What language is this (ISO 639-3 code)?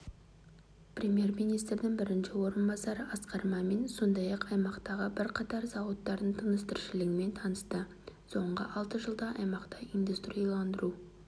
kaz